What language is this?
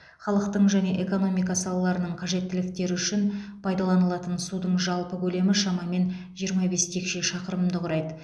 Kazakh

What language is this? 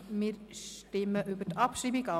Swiss German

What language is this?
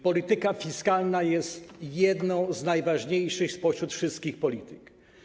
Polish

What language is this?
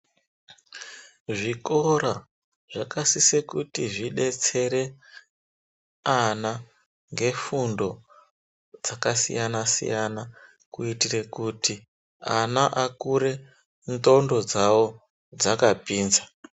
Ndau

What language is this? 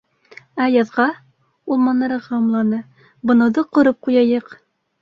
Bashkir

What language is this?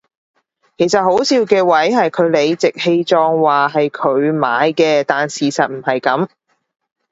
Cantonese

